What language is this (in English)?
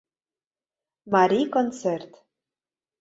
Mari